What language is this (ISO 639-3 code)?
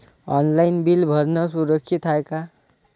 mar